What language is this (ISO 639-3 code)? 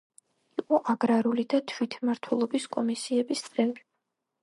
kat